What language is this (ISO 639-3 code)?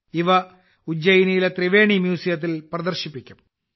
mal